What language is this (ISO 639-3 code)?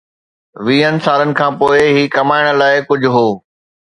snd